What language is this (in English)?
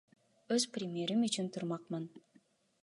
Kyrgyz